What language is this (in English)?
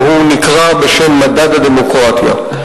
Hebrew